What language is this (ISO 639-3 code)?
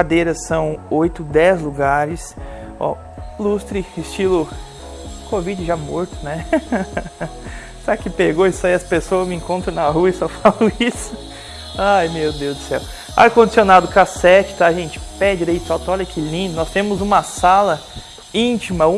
por